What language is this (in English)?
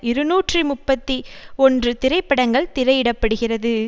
Tamil